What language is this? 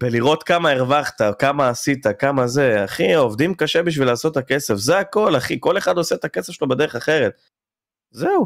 Hebrew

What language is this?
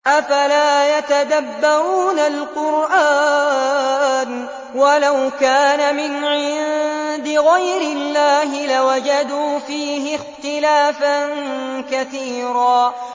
Arabic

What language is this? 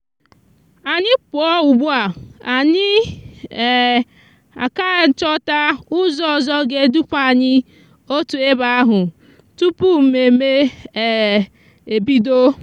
Igbo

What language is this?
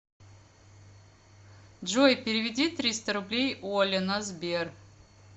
Russian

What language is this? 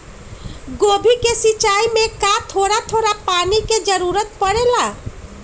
Magahi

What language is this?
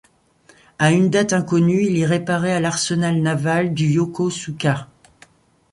French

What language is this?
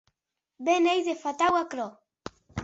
Occitan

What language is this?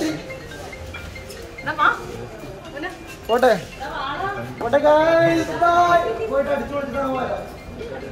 Arabic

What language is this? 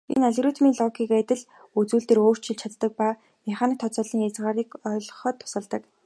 Mongolian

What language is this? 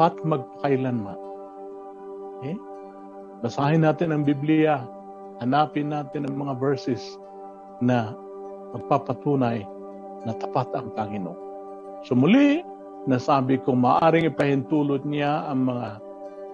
Filipino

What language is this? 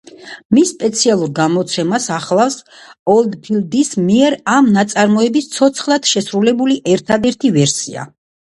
Georgian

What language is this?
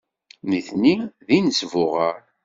Kabyle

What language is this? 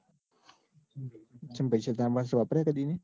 Gujarati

